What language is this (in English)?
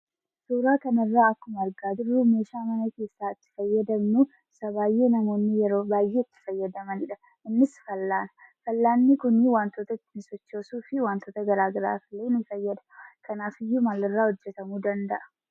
Oromo